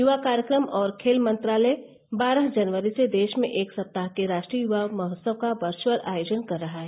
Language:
Hindi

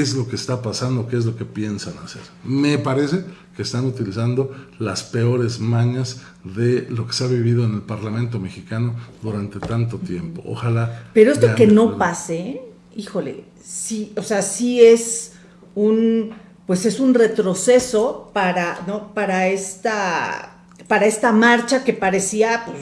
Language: Spanish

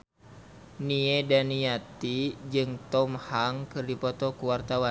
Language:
Sundanese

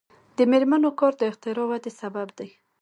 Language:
Pashto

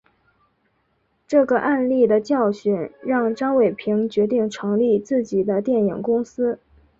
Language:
Chinese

